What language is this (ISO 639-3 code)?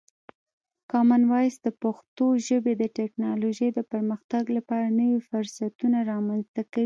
pus